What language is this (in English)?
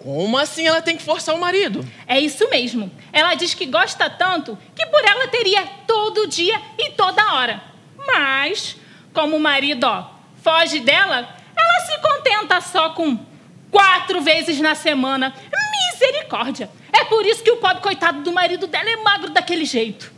Portuguese